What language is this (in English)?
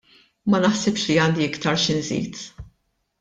Maltese